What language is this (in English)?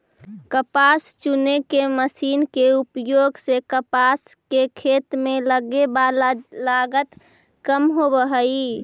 Magahi